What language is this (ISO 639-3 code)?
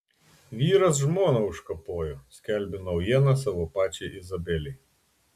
lit